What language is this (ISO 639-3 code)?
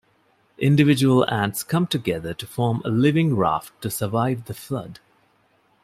eng